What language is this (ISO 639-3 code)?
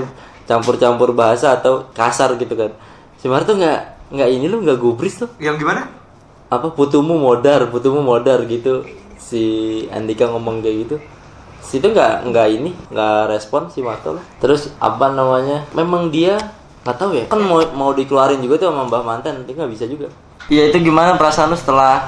ind